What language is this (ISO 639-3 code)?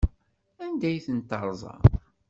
kab